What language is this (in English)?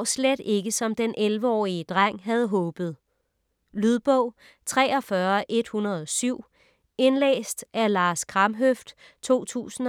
Danish